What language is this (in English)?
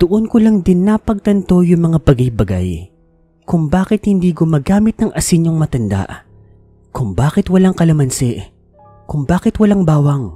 Filipino